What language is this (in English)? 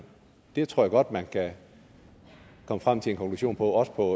Danish